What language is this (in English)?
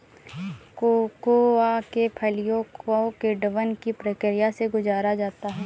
Hindi